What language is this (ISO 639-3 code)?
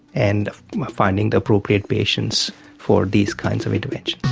eng